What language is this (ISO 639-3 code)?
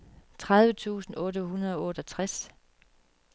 dan